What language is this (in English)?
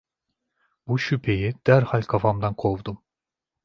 Turkish